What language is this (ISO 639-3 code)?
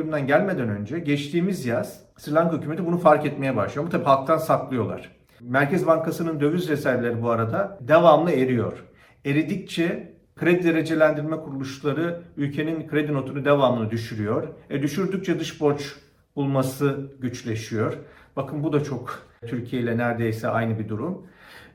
tur